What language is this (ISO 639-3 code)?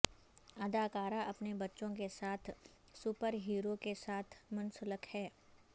urd